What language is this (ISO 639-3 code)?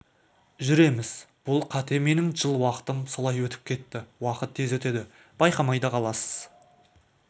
kaz